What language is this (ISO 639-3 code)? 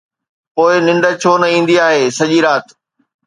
snd